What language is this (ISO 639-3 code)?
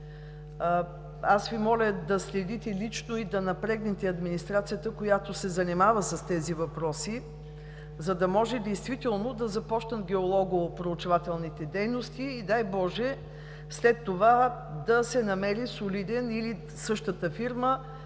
bul